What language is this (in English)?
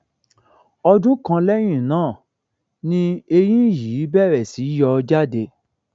Yoruba